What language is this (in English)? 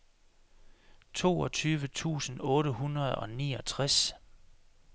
Danish